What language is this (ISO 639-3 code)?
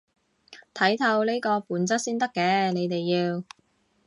yue